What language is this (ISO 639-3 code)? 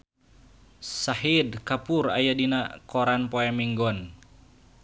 sun